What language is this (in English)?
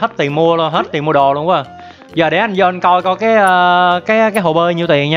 Vietnamese